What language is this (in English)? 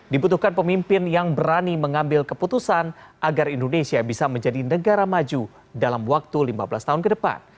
Indonesian